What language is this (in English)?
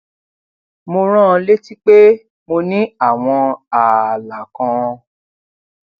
Yoruba